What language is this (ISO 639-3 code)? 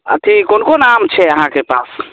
mai